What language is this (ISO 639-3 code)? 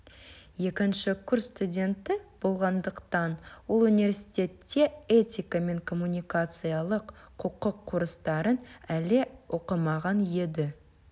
kaz